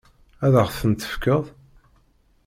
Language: Kabyle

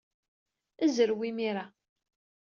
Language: Kabyle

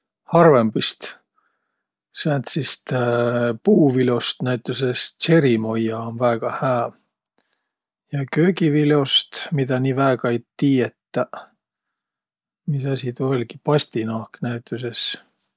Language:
Võro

